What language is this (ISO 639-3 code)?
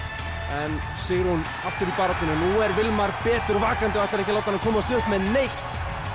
isl